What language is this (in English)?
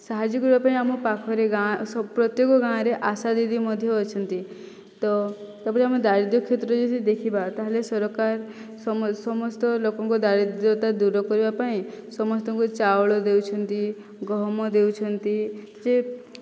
Odia